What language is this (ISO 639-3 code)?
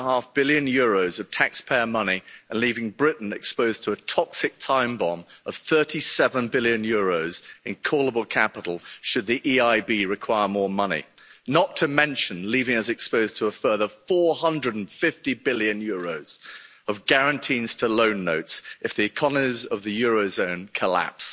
eng